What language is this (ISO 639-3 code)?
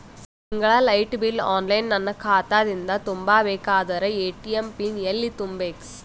kan